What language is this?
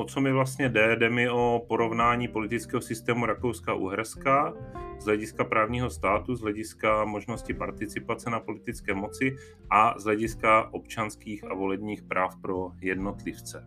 Czech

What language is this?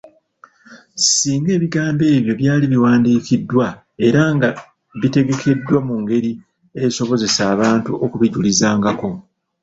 Ganda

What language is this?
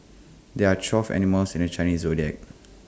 English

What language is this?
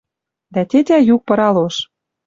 Western Mari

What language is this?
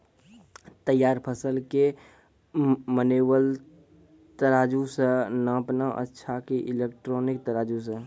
Maithili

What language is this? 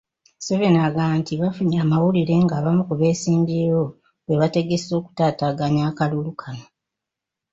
Ganda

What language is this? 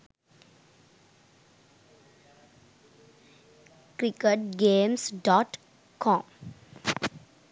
Sinhala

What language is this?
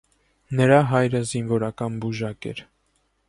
Armenian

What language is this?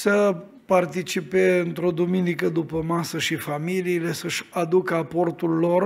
Romanian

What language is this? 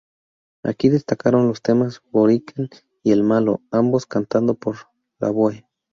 Spanish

